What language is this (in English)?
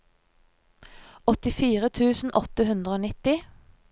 Norwegian